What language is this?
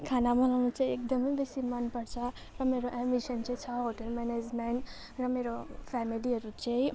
Nepali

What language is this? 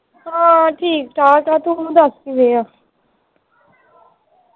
Punjabi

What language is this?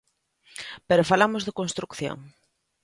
Galician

